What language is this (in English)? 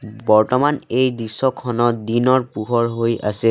Assamese